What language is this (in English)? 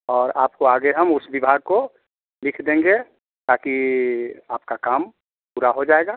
Hindi